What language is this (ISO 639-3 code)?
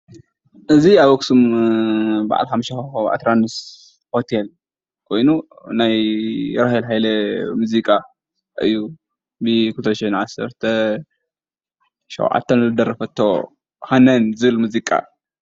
tir